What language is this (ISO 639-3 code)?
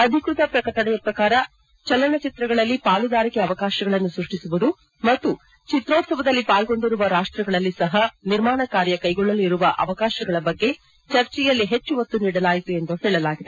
kan